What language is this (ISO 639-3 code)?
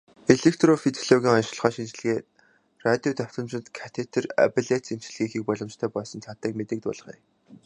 mon